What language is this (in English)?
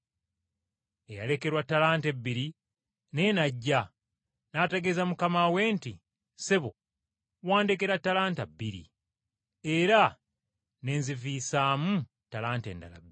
Ganda